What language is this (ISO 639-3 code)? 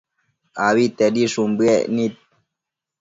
mcf